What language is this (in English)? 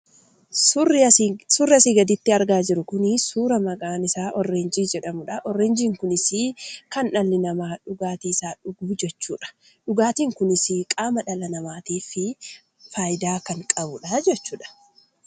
Oromo